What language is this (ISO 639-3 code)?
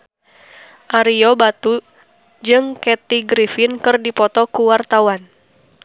sun